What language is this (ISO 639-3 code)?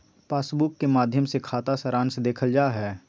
mag